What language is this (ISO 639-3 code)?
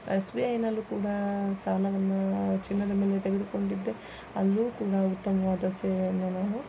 kan